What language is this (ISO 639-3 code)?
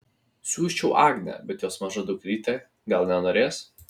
lit